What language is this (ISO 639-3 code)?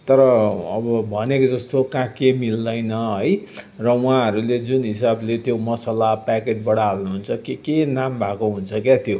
nep